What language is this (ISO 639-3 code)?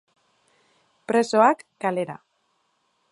eus